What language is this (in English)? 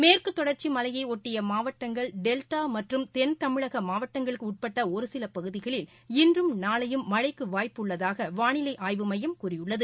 Tamil